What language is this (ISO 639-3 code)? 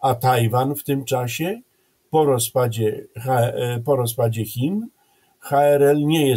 pol